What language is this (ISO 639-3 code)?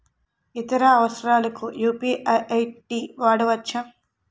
tel